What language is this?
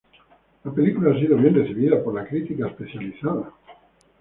Spanish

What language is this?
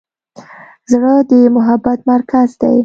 Pashto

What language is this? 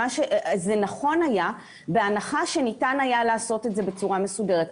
Hebrew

